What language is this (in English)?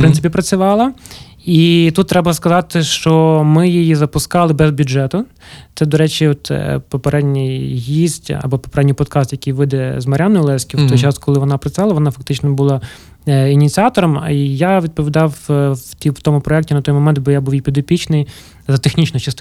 Ukrainian